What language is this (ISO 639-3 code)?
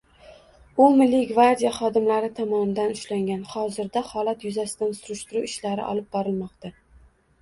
uzb